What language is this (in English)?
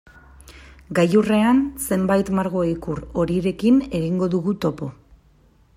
Basque